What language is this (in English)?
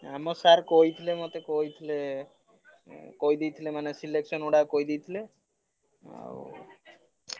Odia